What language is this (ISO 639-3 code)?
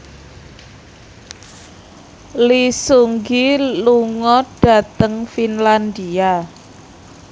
jav